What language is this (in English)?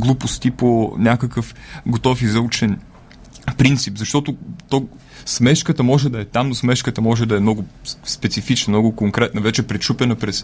Bulgarian